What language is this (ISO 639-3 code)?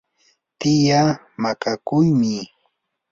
qur